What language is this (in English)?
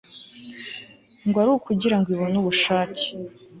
Kinyarwanda